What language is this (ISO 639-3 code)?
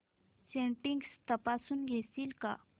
mar